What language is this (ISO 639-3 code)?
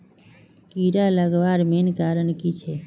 mag